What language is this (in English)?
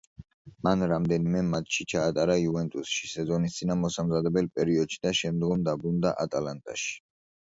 Georgian